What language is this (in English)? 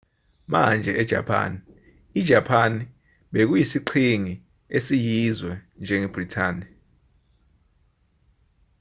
Zulu